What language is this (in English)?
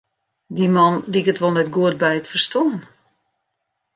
Western Frisian